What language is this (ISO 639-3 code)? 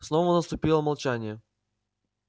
rus